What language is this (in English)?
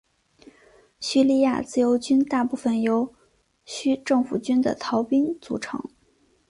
Chinese